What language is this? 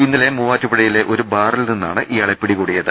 Malayalam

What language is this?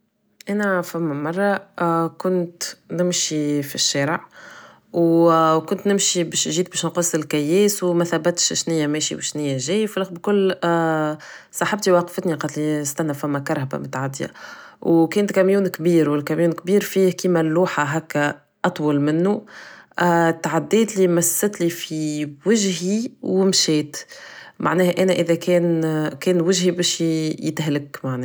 Tunisian Arabic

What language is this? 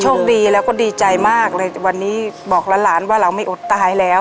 Thai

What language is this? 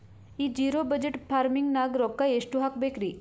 Kannada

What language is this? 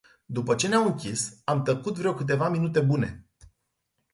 Romanian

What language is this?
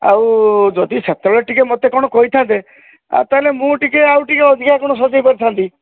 Odia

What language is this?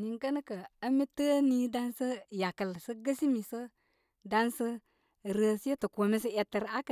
Koma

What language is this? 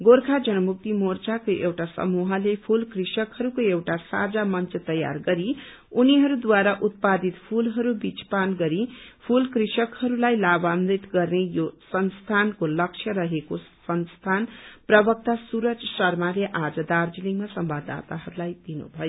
Nepali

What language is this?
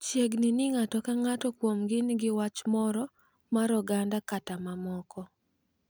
Luo (Kenya and Tanzania)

